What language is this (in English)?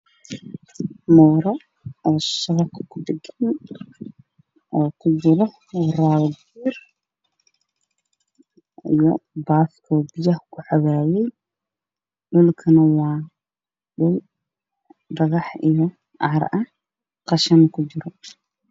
Somali